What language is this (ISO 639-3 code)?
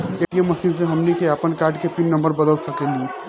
bho